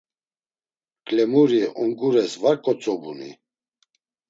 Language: Laz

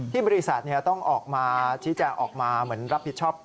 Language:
Thai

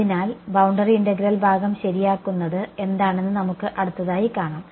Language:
Malayalam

